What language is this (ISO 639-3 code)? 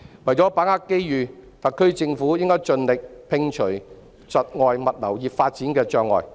yue